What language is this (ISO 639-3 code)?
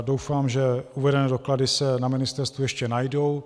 ces